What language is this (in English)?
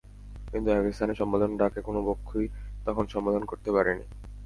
Bangla